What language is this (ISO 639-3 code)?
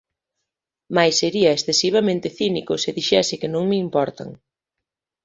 glg